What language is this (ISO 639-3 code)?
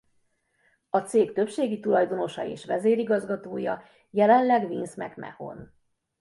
hun